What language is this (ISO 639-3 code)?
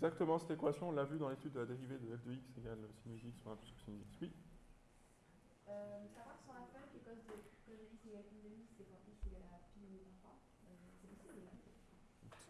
fra